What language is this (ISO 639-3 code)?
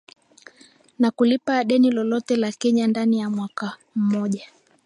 swa